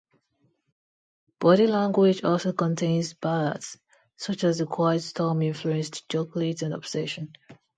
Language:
English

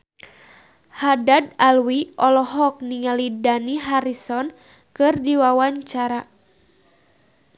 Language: Sundanese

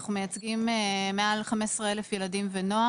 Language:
Hebrew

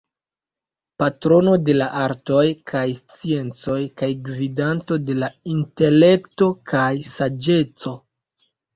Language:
Esperanto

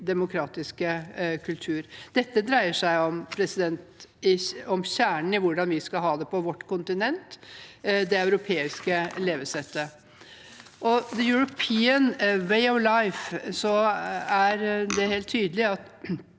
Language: Norwegian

